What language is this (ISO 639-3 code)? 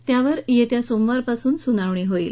mar